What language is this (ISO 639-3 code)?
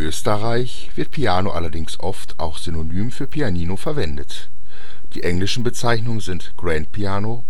deu